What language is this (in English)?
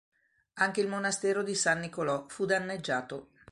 Italian